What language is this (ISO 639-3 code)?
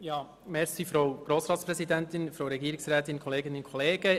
gsw